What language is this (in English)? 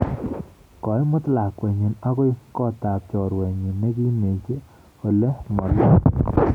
Kalenjin